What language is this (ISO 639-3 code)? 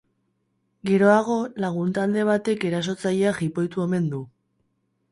eus